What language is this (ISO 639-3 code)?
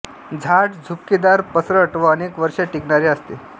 mar